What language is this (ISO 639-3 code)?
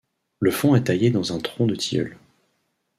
fra